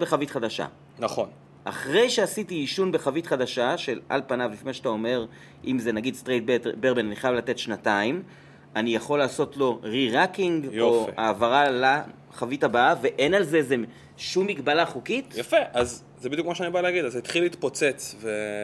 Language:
Hebrew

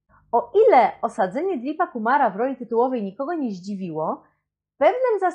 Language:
Polish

